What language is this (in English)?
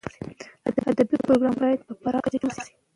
Pashto